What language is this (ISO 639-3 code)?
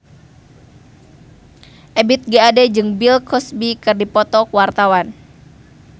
sun